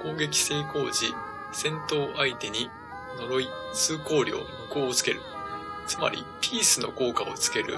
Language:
Japanese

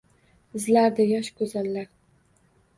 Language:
Uzbek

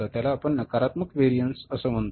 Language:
Marathi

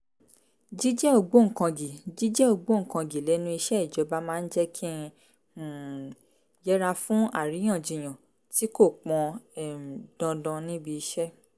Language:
Yoruba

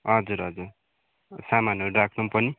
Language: Nepali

